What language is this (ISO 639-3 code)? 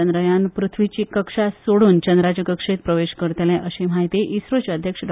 kok